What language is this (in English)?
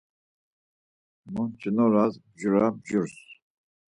Laz